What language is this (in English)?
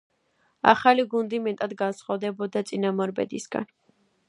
Georgian